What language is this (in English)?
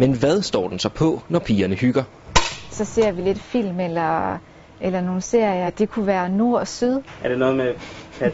Danish